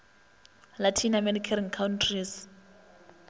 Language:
Northern Sotho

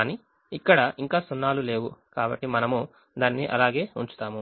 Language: Telugu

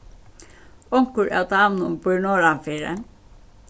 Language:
Faroese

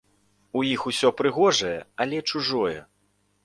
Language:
Belarusian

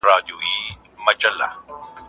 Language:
Pashto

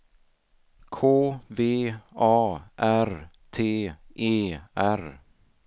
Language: Swedish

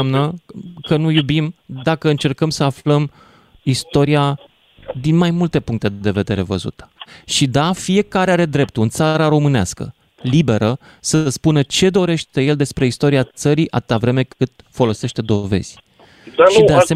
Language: Romanian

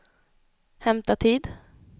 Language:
Swedish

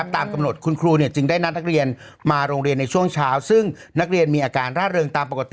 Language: Thai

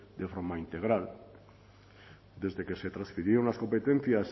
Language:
Spanish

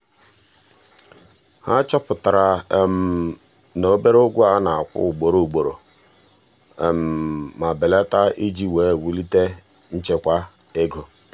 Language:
Igbo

